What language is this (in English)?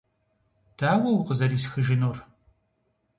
Kabardian